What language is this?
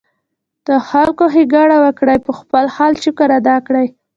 Pashto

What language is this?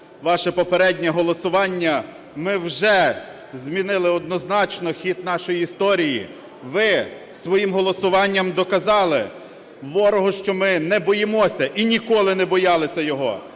Ukrainian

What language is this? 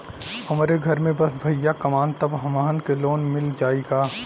Bhojpuri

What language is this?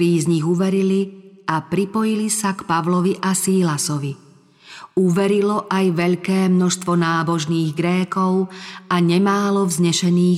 Slovak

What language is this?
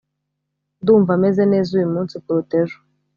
Kinyarwanda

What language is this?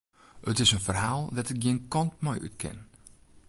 Western Frisian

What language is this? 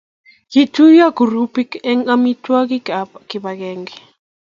Kalenjin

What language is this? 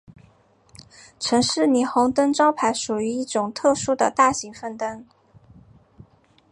Chinese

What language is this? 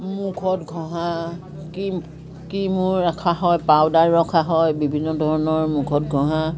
Assamese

